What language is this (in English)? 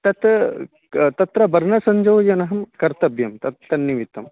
Sanskrit